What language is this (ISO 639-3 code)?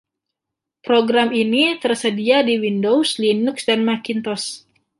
ind